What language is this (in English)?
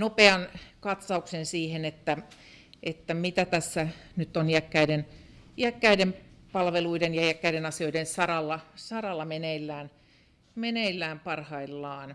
Finnish